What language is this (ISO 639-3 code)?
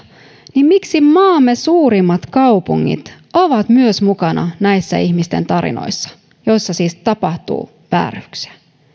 fin